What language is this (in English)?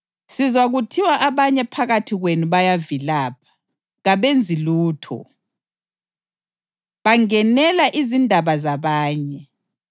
North Ndebele